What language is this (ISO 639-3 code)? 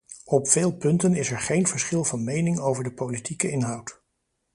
nld